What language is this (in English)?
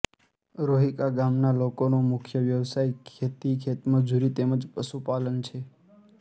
Gujarati